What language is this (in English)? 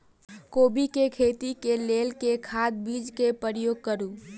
Maithili